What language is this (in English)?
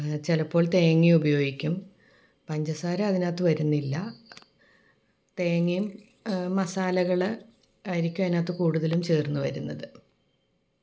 Malayalam